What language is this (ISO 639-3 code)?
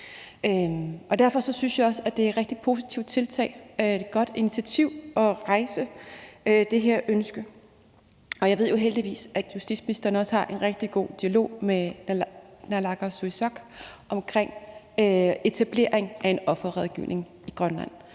dan